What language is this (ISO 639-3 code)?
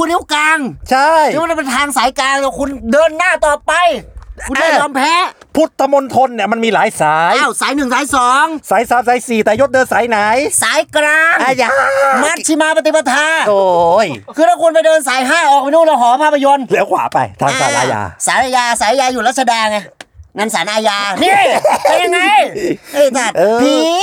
tha